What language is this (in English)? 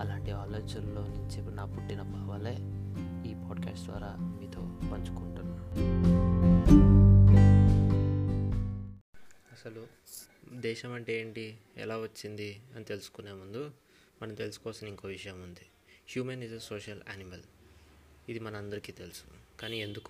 Telugu